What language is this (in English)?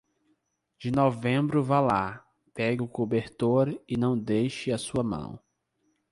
Portuguese